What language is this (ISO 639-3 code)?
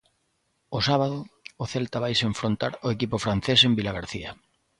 glg